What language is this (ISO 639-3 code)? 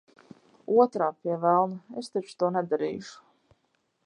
lav